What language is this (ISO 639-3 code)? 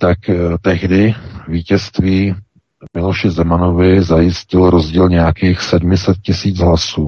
ces